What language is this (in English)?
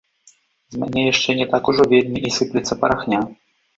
Belarusian